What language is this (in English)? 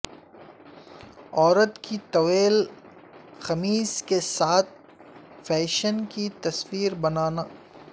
Urdu